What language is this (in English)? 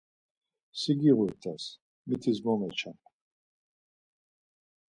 Laz